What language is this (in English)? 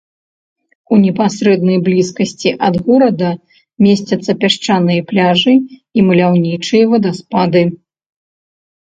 Belarusian